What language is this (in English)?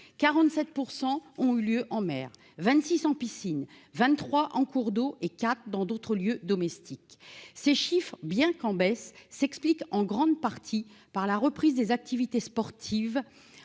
French